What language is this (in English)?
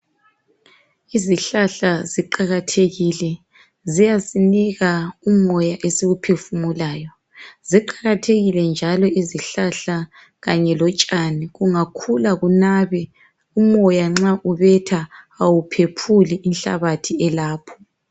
North Ndebele